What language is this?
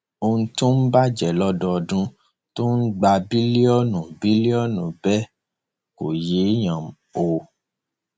Yoruba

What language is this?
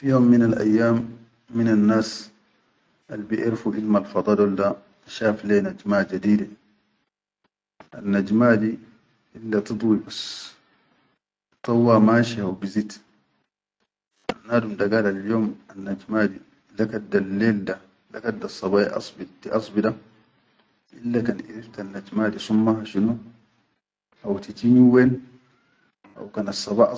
Chadian Arabic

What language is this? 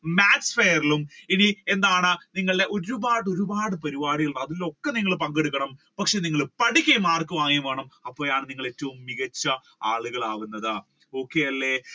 Malayalam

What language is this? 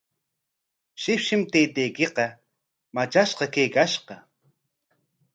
Corongo Ancash Quechua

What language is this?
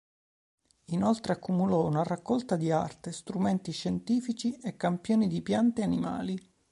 Italian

